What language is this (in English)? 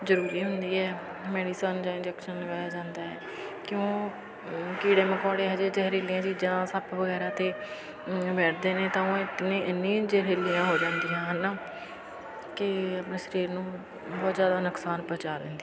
Punjabi